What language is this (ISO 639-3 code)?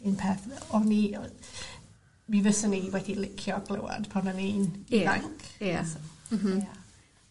cym